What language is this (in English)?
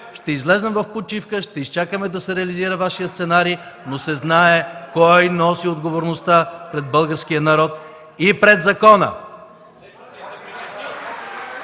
Bulgarian